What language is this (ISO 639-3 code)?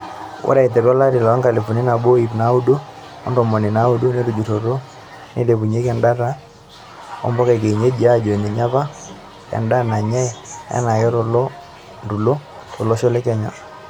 mas